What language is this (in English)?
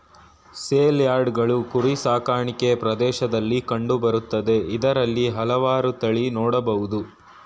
Kannada